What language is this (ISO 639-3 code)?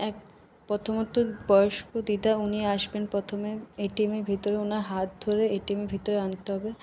ben